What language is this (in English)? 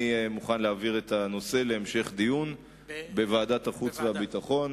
Hebrew